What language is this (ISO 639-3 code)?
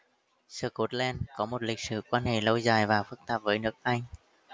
vie